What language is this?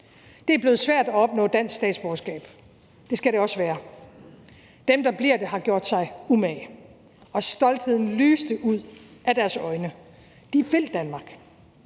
Danish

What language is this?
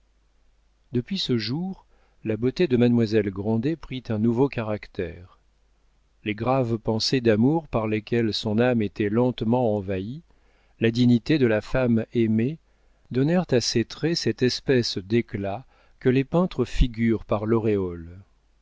French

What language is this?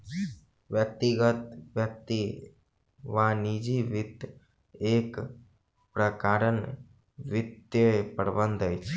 Maithili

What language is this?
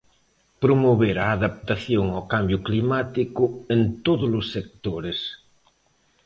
Galician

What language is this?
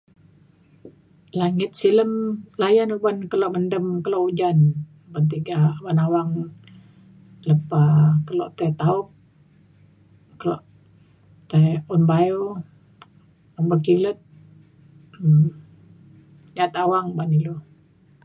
Mainstream Kenyah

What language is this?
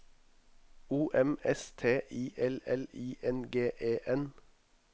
Norwegian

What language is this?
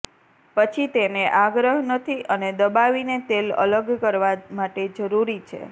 Gujarati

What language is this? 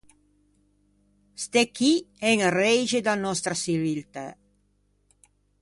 Ligurian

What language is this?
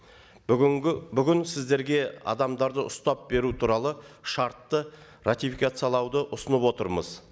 Kazakh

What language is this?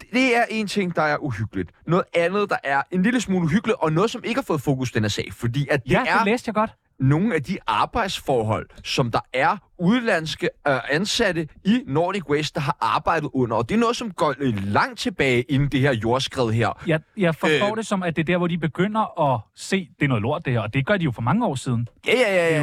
Danish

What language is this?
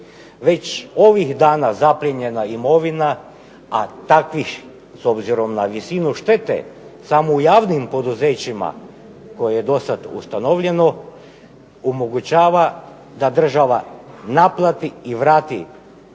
Croatian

